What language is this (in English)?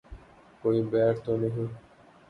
Urdu